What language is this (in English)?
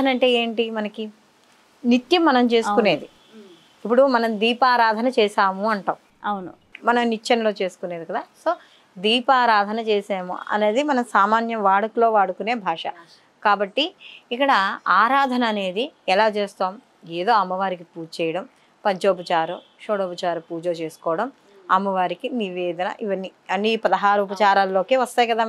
Telugu